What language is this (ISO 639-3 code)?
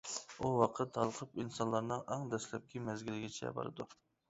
uig